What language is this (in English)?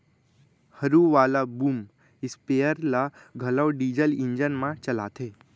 Chhattisgarhi